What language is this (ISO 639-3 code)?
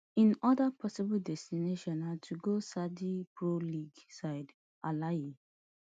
pcm